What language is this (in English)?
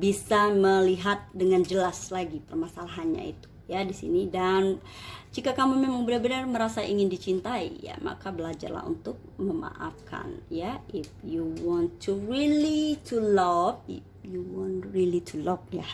Indonesian